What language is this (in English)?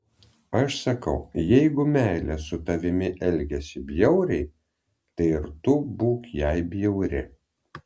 Lithuanian